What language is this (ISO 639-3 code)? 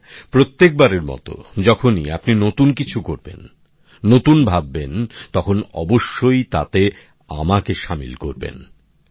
ben